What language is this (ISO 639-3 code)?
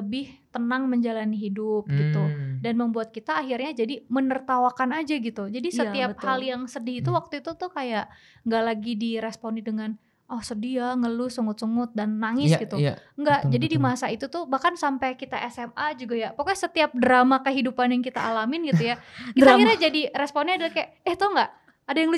ind